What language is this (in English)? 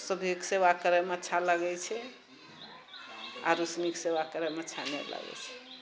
Maithili